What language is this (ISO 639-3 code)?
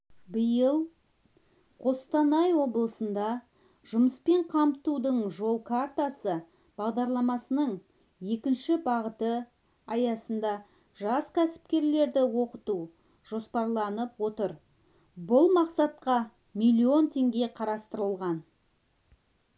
kaz